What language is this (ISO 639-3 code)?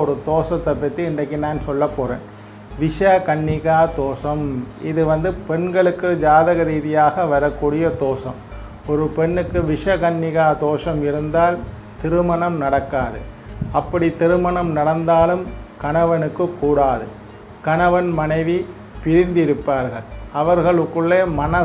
ind